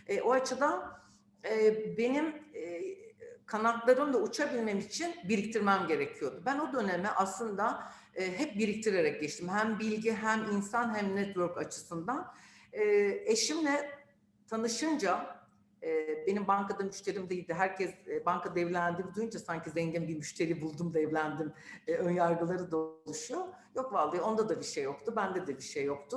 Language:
Turkish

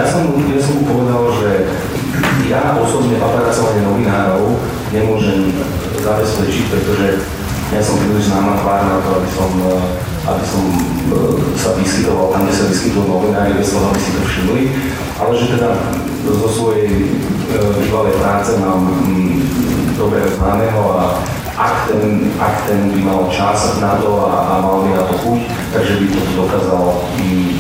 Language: Slovak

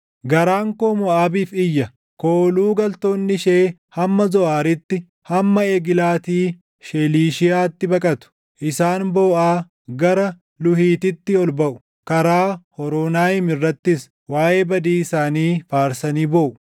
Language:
Oromo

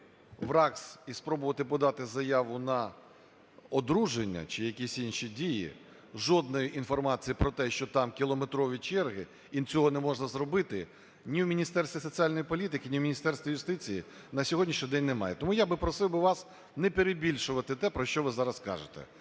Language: Ukrainian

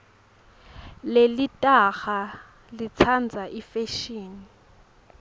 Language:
Swati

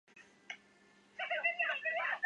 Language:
Chinese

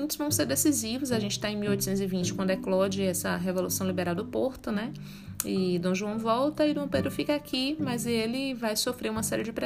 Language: Portuguese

